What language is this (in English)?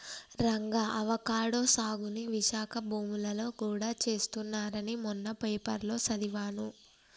Telugu